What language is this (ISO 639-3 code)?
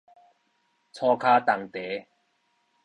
nan